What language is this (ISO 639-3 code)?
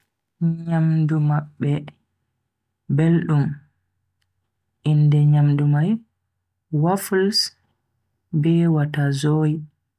fui